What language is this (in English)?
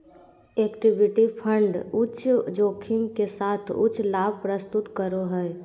Magahi